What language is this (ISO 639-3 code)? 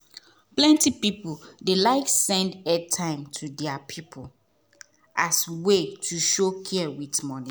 pcm